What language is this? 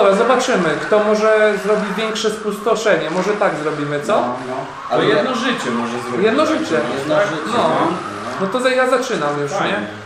Polish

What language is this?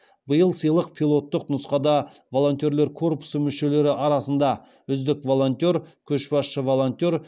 Kazakh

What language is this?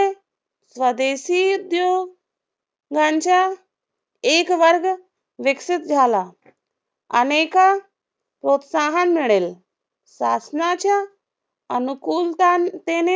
Marathi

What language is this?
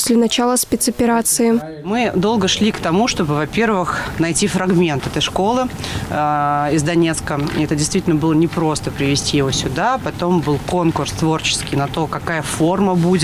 Russian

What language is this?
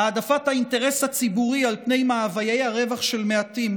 Hebrew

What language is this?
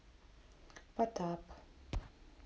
Russian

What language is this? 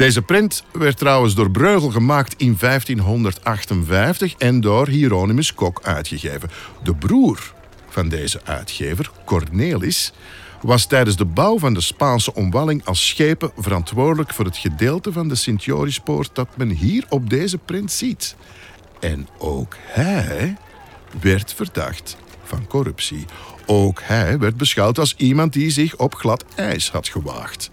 Dutch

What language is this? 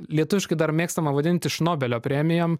Lithuanian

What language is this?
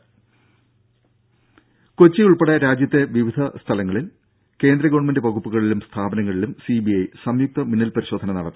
Malayalam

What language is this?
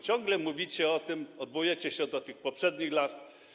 Polish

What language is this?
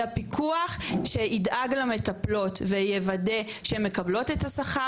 Hebrew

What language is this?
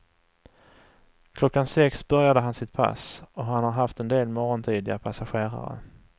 Swedish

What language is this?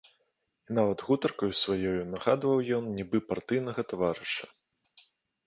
Belarusian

